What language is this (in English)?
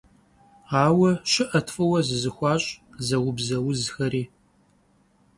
Kabardian